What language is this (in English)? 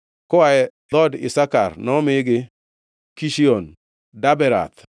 Luo (Kenya and Tanzania)